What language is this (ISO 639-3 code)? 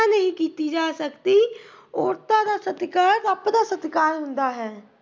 pan